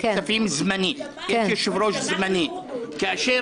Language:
Hebrew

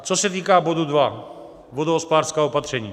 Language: Czech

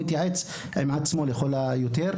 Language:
Hebrew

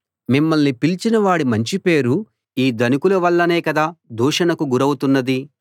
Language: Telugu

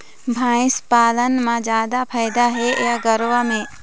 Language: Chhattisgarhi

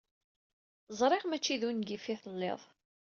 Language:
Kabyle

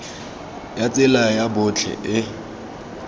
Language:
Tswana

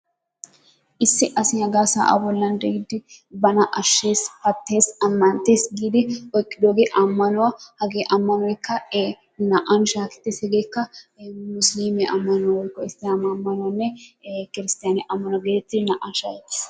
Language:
Wolaytta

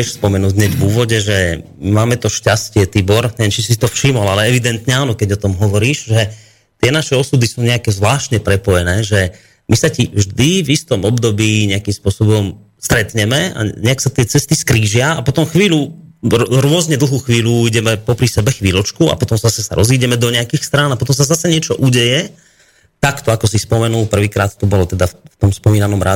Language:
Slovak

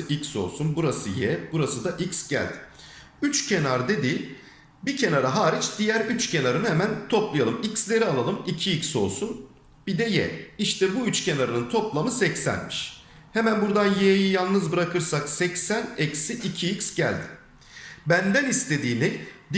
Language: Turkish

